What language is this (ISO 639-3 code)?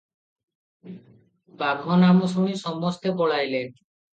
ori